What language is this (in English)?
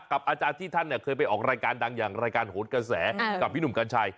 Thai